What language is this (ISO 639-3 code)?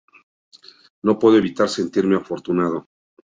spa